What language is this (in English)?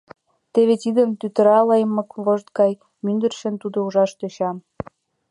Mari